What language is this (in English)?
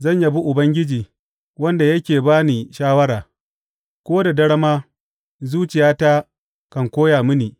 Hausa